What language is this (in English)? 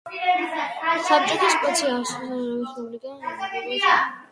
Georgian